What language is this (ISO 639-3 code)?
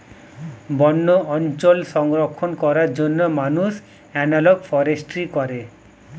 ben